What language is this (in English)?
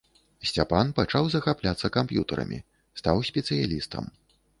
Belarusian